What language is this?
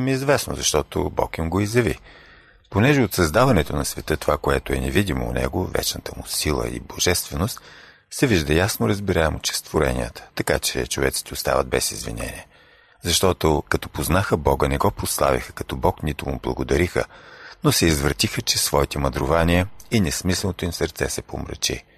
Bulgarian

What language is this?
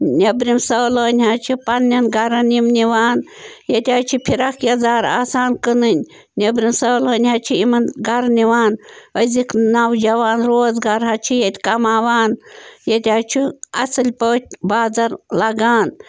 Kashmiri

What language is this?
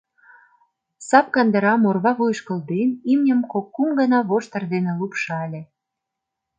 Mari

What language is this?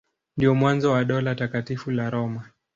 Swahili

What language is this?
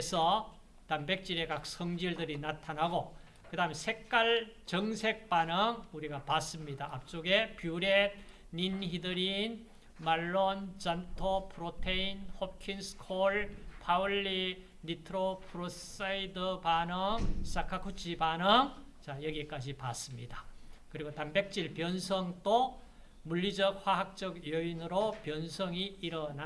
Korean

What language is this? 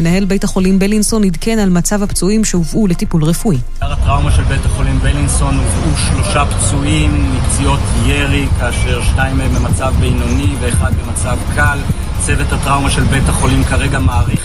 Hebrew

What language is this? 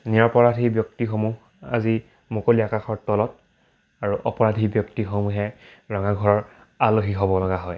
Assamese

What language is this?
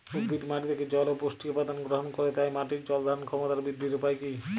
Bangla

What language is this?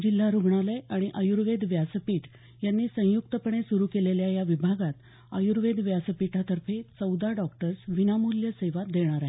Marathi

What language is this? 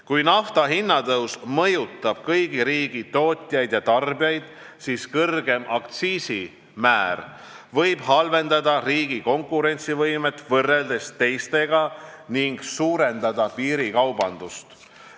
Estonian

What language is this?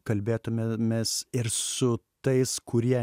Lithuanian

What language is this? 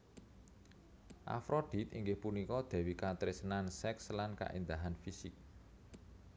Javanese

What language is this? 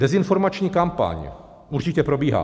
Czech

